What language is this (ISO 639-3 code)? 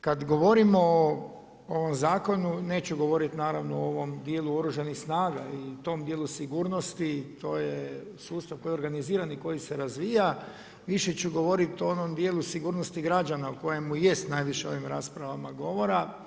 hrv